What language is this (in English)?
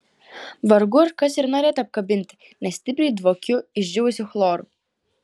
Lithuanian